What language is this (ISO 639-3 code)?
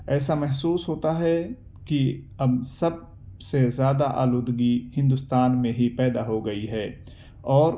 urd